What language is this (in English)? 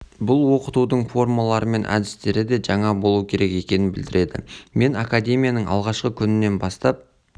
Kazakh